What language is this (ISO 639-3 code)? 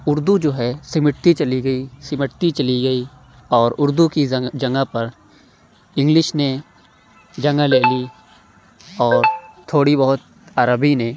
urd